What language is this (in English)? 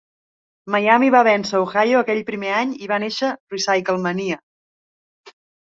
Catalan